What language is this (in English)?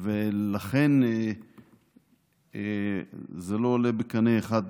Hebrew